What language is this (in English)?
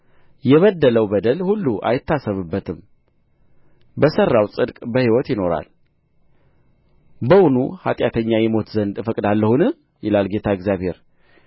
Amharic